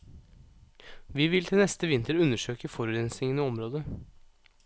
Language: Norwegian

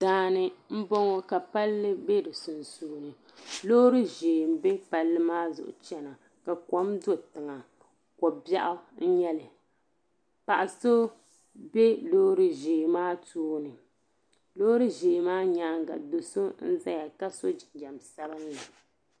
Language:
Dagbani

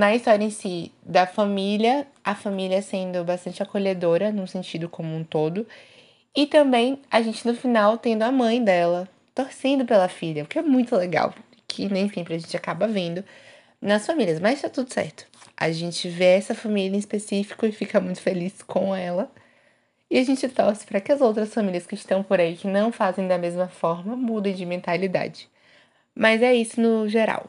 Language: Portuguese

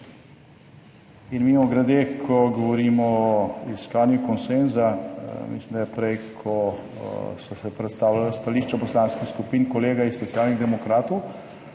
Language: Slovenian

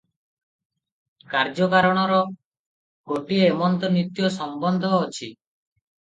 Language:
Odia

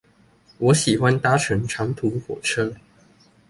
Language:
Chinese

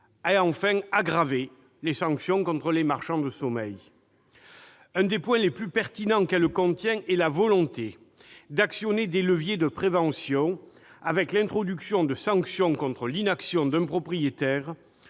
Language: French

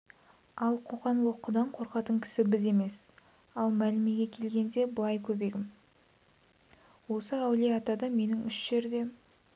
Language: Kazakh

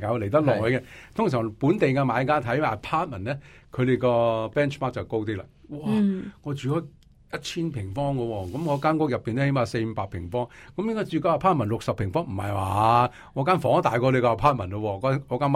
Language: Chinese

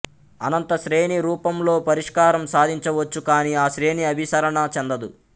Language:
Telugu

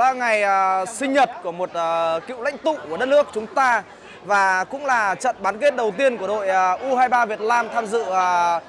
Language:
Vietnamese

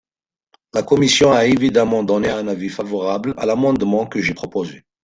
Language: French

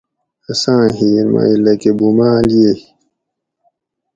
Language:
Gawri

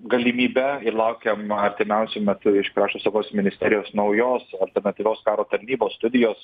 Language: Lithuanian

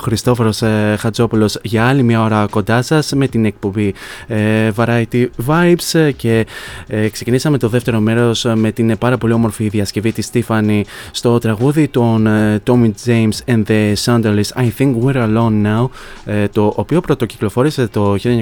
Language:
Greek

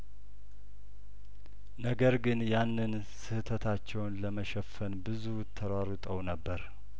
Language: Amharic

